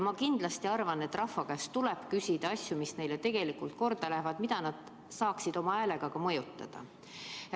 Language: Estonian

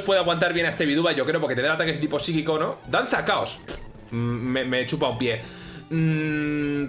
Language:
Spanish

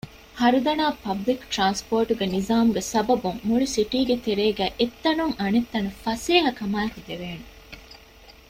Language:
Divehi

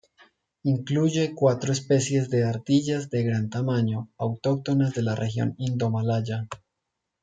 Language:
Spanish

